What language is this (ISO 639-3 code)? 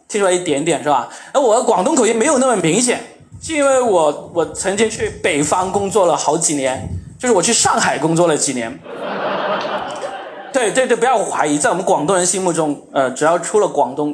zho